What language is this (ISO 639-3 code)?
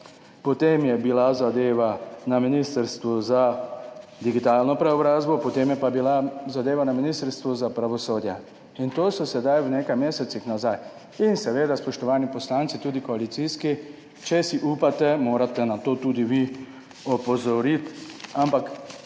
slv